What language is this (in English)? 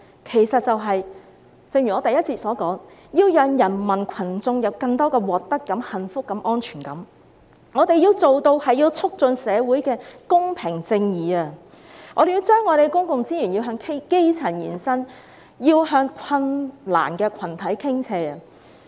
Cantonese